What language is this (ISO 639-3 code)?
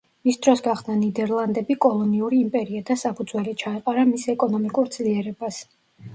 kat